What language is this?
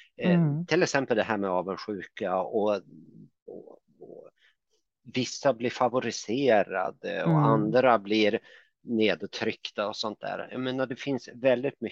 Swedish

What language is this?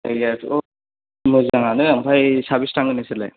Bodo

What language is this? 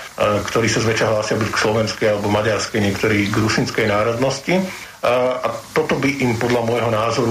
Slovak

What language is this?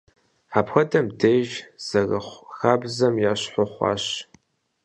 Kabardian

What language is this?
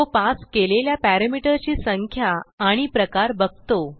Marathi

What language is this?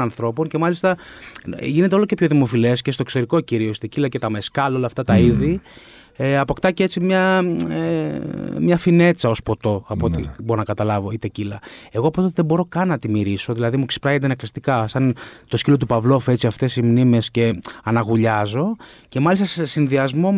Greek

